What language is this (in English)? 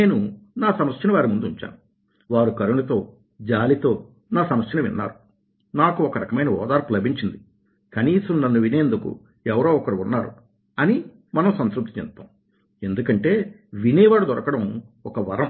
Telugu